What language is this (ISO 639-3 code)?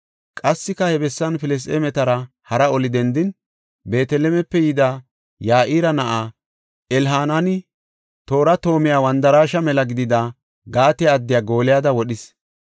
gof